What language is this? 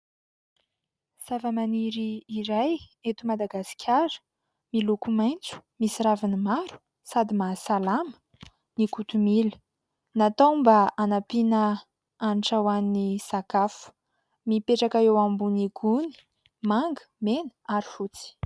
Malagasy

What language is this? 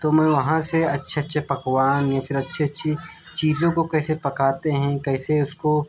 Urdu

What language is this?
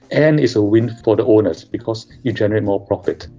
English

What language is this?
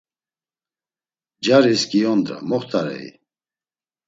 Laz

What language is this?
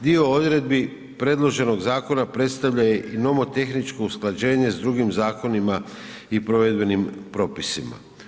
Croatian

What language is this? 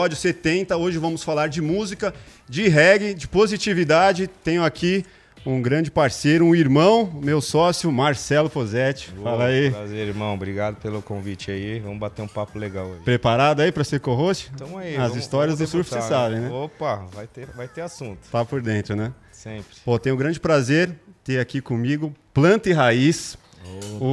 Portuguese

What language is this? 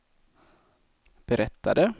Swedish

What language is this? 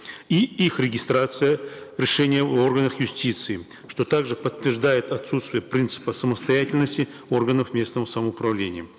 Kazakh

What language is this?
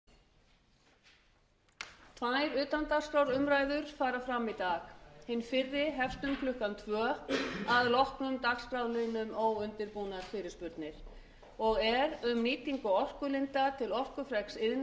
Icelandic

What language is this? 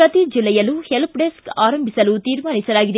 Kannada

